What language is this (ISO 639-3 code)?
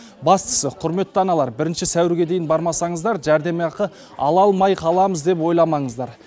kaz